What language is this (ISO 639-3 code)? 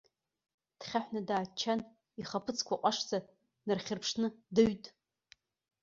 abk